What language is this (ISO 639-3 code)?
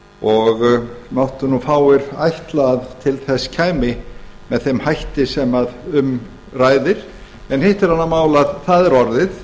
isl